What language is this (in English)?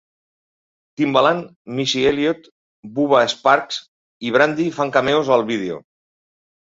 Catalan